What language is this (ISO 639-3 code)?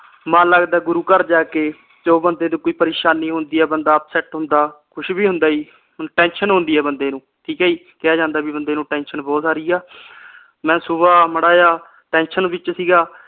pan